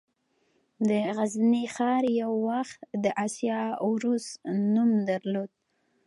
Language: Pashto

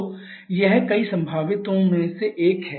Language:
Hindi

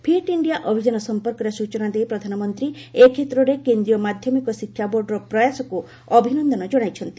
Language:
Odia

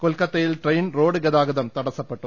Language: Malayalam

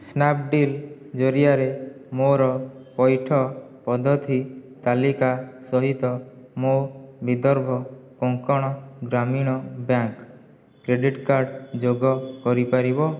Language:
Odia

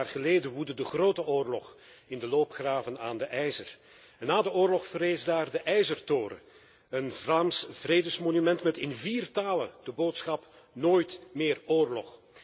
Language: Dutch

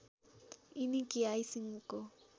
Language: Nepali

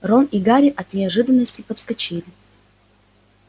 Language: Russian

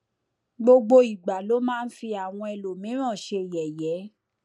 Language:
Yoruba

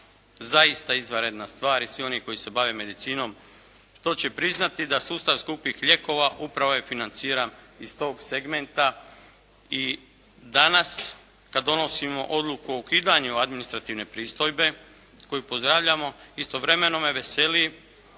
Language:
Croatian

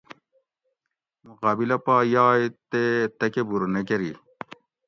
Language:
Gawri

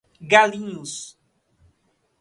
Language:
Portuguese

